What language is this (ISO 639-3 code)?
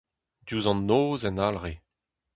bre